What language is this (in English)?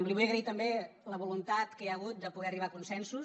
Catalan